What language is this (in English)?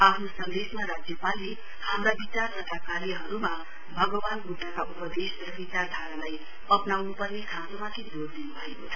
Nepali